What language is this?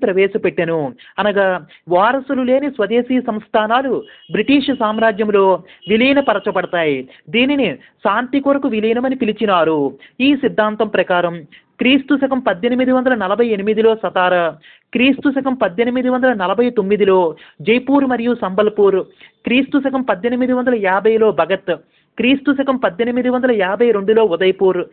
Telugu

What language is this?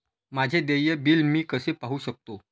Marathi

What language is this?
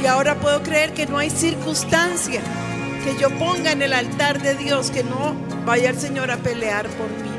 Spanish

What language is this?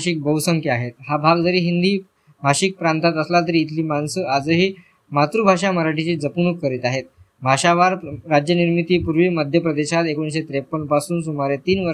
Marathi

